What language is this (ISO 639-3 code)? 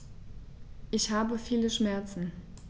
deu